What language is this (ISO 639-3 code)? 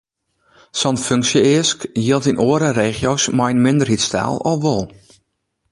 fry